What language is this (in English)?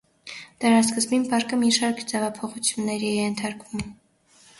Armenian